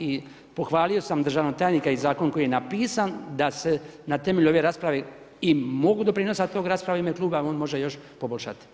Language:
Croatian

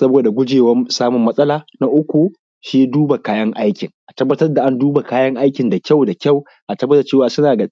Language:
Hausa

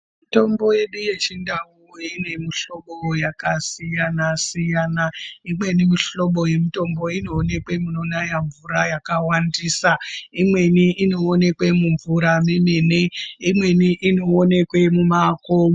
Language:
Ndau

